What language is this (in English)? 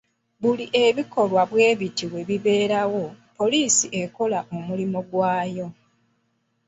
Ganda